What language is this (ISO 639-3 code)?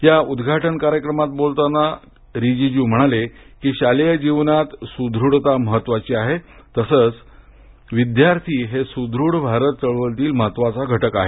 mar